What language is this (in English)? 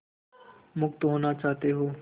Hindi